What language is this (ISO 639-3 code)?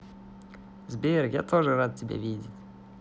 rus